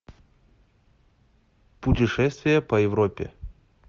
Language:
Russian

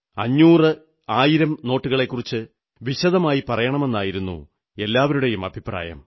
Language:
Malayalam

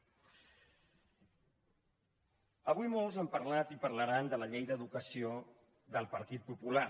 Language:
Catalan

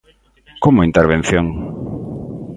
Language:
Galician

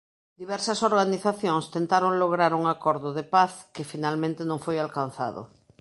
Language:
Galician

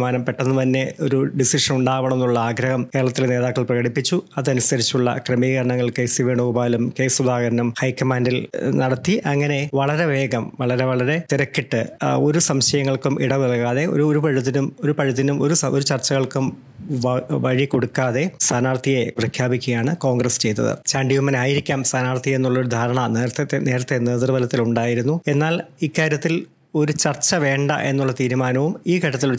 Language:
Malayalam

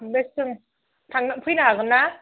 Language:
Bodo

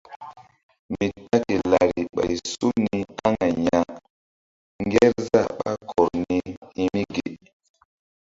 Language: Mbum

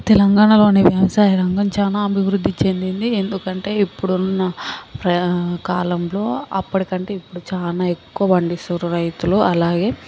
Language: Telugu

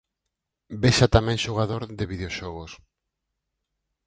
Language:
Galician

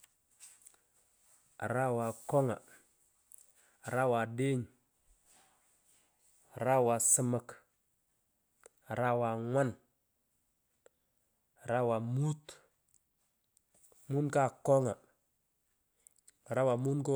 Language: Pökoot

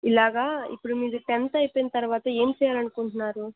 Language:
Telugu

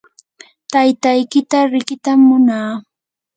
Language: Yanahuanca Pasco Quechua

